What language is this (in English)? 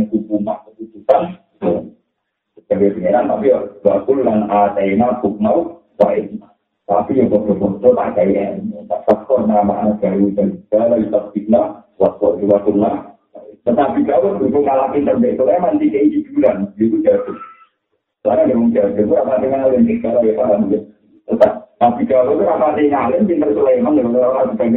Malay